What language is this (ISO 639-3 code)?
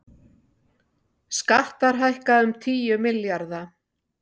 isl